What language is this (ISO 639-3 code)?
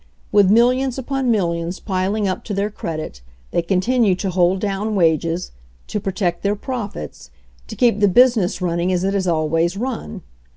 eng